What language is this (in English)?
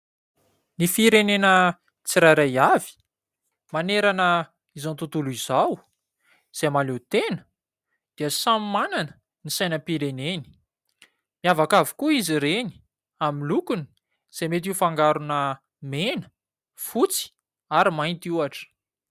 Malagasy